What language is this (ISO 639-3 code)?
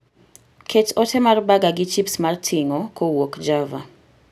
luo